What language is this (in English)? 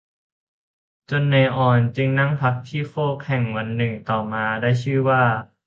Thai